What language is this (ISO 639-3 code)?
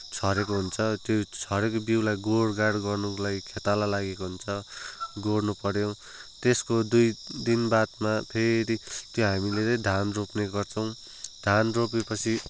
nep